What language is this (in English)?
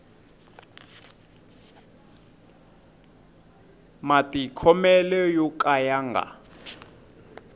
Tsonga